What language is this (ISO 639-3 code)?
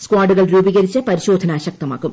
mal